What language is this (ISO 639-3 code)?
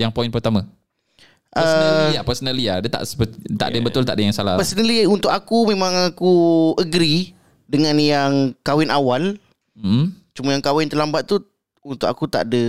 msa